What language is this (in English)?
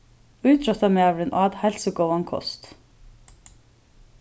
Faroese